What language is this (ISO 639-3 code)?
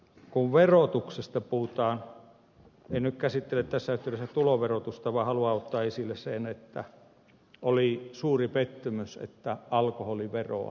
fin